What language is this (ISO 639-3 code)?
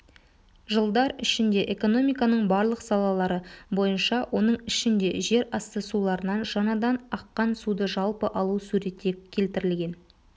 kaz